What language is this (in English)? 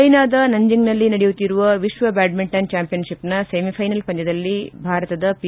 Kannada